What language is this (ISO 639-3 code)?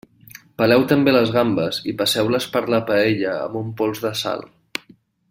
cat